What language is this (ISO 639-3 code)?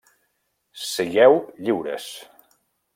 cat